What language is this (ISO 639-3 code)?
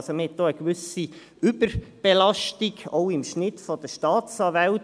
gsw